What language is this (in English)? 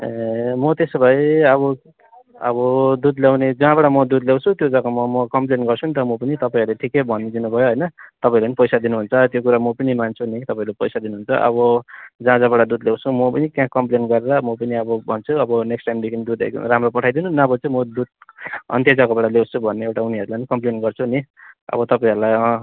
Nepali